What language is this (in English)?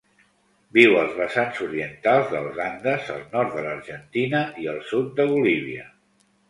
Catalan